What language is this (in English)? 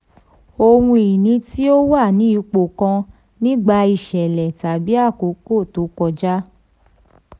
Yoruba